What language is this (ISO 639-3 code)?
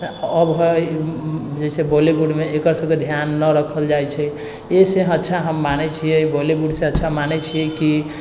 mai